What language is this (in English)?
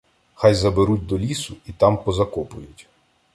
Ukrainian